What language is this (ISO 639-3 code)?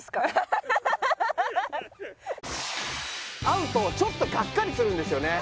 jpn